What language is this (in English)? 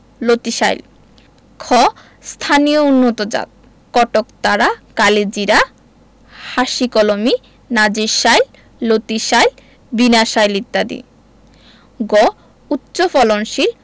Bangla